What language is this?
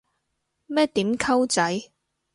Cantonese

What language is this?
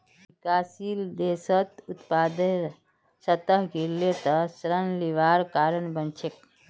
Magahi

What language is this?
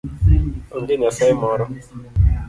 Luo (Kenya and Tanzania)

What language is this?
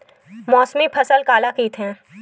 Chhattisgarhi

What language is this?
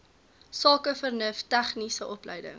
Afrikaans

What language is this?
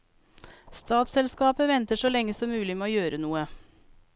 Norwegian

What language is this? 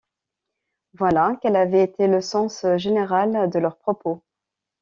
French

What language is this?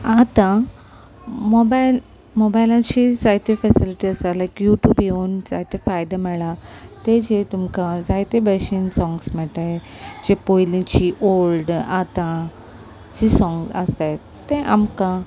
Konkani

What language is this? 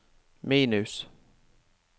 Norwegian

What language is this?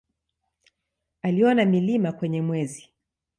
Swahili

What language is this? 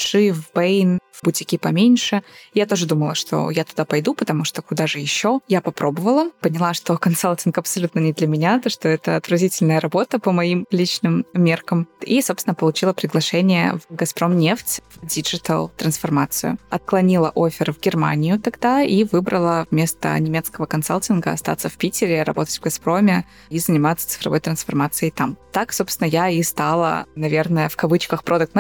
Russian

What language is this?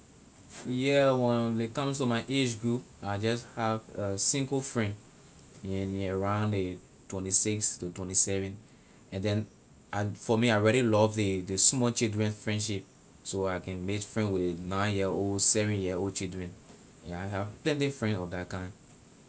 Liberian English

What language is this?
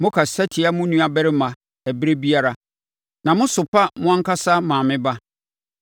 Akan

